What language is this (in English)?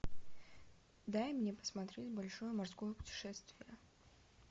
Russian